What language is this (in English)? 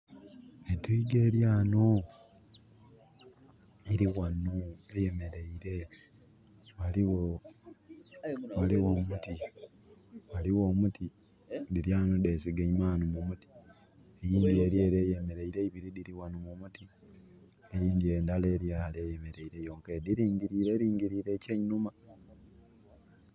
Soga